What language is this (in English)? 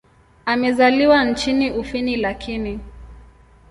Swahili